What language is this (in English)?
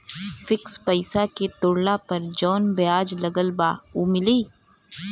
Bhojpuri